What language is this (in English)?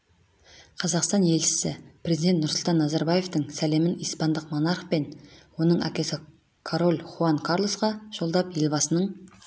Kazakh